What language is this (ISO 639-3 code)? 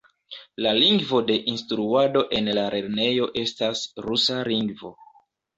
epo